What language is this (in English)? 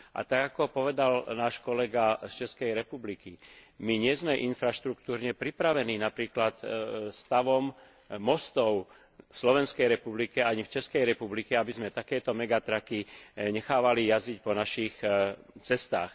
Slovak